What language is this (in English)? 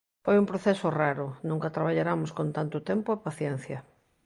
Galician